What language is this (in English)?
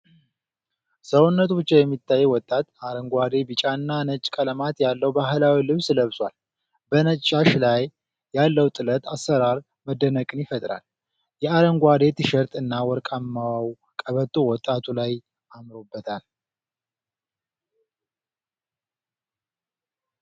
Amharic